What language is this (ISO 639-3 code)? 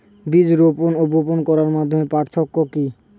ben